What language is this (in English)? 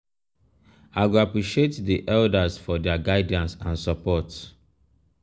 Nigerian Pidgin